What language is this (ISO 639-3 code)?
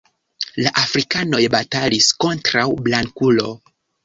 epo